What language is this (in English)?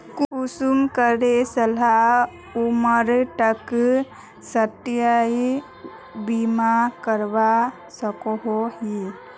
Magahi